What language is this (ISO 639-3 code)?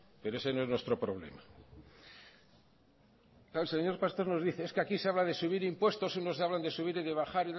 spa